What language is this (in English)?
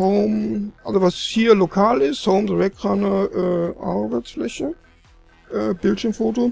German